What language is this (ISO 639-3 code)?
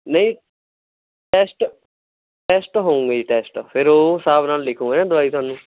pan